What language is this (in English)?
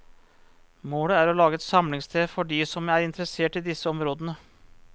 Norwegian